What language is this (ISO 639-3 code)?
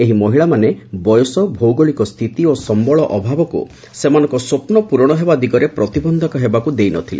ori